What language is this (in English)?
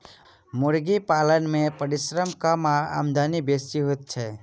Maithili